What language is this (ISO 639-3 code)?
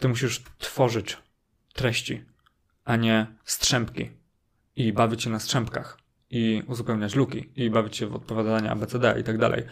pol